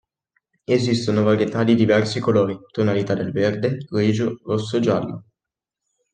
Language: Italian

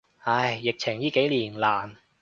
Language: Cantonese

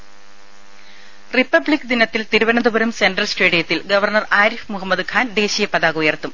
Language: Malayalam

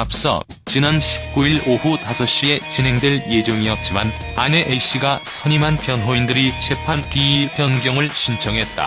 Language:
Korean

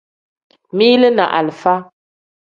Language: Tem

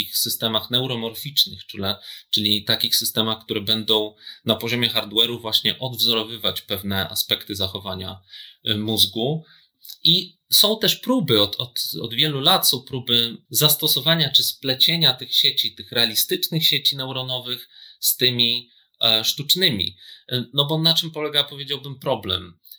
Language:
Polish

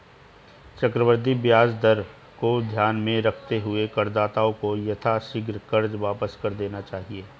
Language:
Hindi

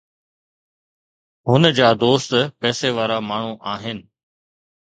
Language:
Sindhi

